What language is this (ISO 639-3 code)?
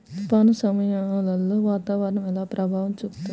tel